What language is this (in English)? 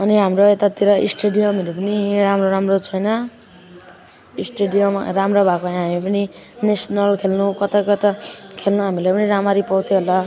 Nepali